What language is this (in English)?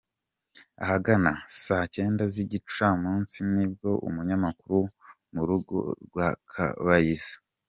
Kinyarwanda